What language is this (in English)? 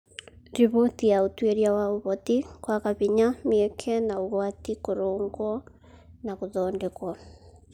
Kikuyu